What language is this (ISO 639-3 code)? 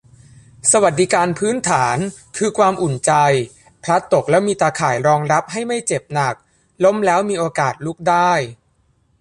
tha